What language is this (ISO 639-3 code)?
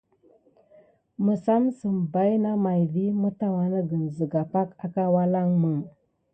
gid